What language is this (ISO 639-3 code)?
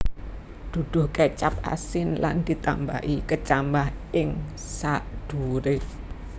jav